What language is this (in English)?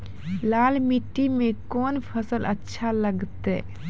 Maithili